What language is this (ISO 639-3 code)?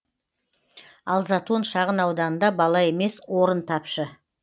kaz